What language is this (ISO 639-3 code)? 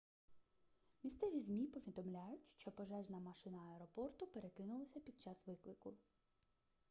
ukr